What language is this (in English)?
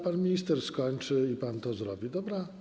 Polish